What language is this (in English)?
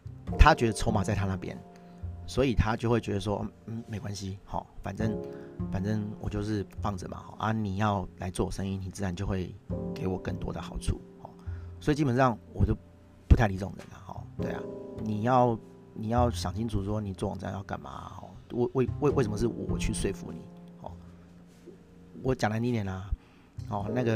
Chinese